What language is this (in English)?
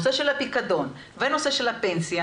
Hebrew